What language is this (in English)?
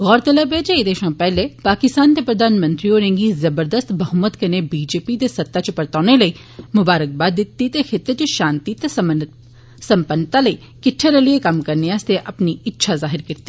Dogri